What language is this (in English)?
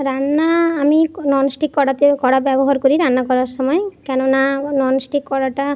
Bangla